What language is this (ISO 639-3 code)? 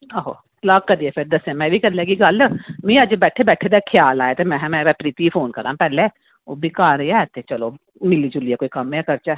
doi